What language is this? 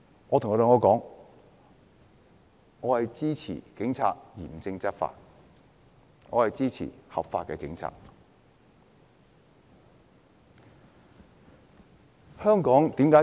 Cantonese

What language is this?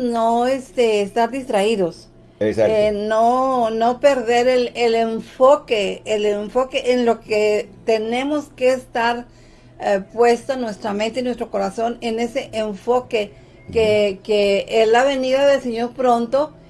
Spanish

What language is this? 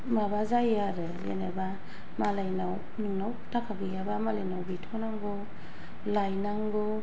Bodo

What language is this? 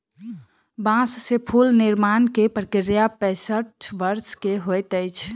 Maithili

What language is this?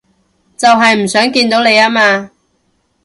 Cantonese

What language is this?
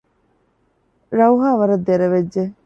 Divehi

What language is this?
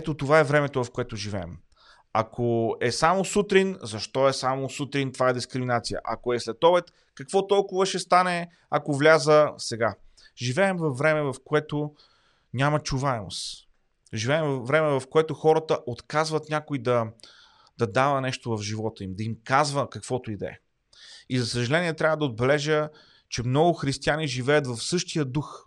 Bulgarian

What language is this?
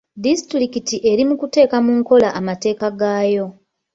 Ganda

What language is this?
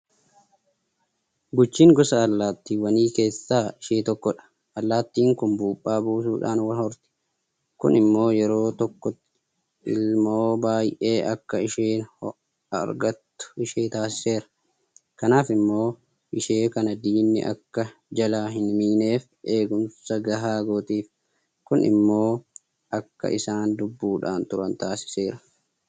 Oromo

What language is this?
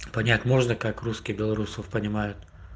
Russian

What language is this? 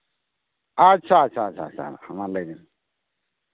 Santali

